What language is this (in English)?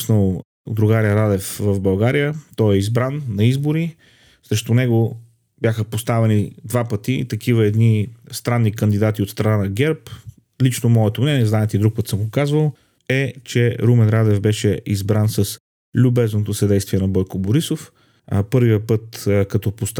Bulgarian